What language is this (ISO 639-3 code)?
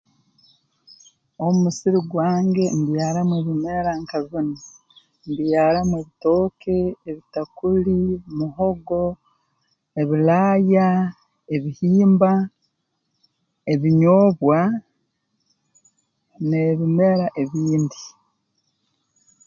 ttj